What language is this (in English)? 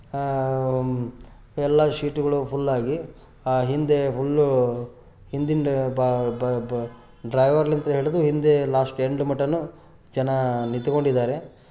Kannada